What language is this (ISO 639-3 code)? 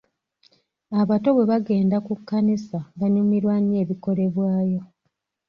lug